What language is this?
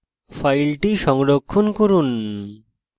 Bangla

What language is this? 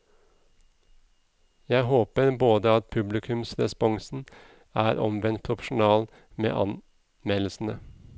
Norwegian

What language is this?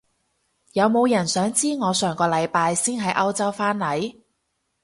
Cantonese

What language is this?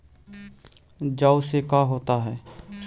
Magahi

